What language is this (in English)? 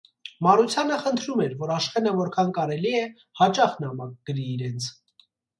Armenian